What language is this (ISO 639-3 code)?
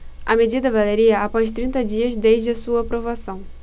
por